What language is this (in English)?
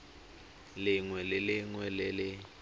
Tswana